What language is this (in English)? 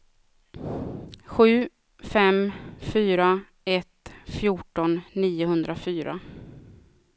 Swedish